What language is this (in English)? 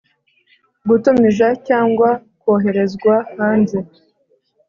Kinyarwanda